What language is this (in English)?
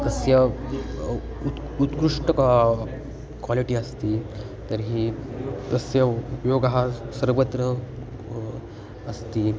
Sanskrit